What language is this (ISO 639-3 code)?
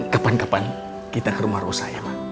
ind